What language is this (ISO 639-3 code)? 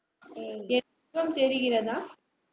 tam